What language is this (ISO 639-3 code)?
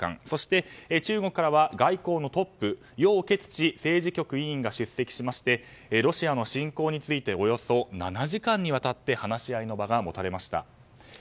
jpn